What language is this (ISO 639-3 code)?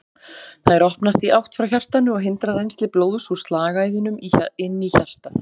isl